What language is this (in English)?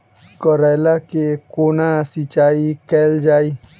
Maithili